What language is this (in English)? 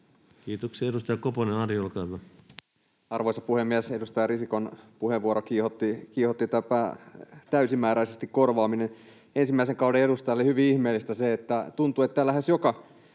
Finnish